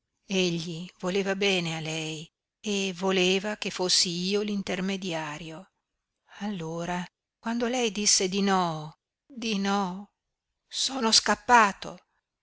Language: Italian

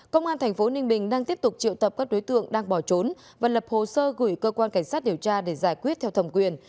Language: Vietnamese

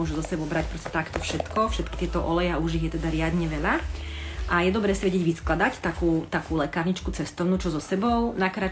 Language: Slovak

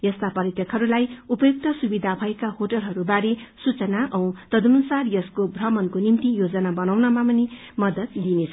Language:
Nepali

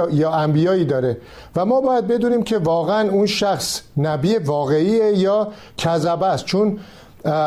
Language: Persian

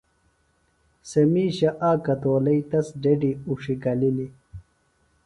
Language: Phalura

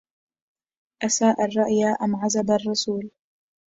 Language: Arabic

